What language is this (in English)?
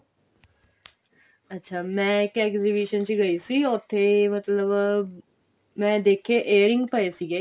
Punjabi